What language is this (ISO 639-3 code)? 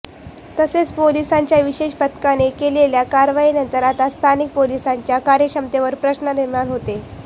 mar